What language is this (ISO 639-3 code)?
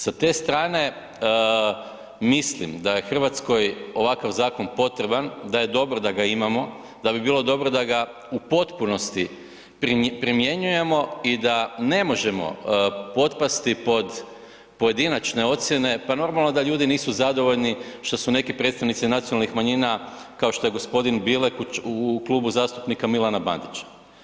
hrv